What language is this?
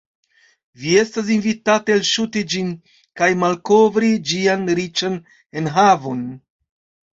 Esperanto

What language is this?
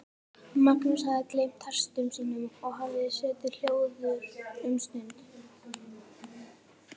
Icelandic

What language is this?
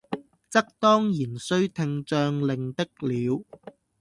Cantonese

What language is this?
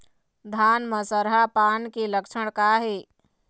Chhattisgarhi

